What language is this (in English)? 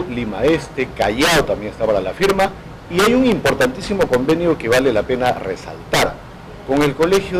Spanish